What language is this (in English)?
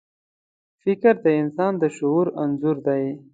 Pashto